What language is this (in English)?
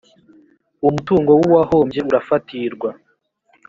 Kinyarwanda